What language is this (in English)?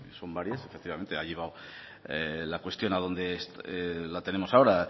Spanish